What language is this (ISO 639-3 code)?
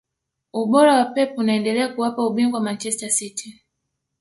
swa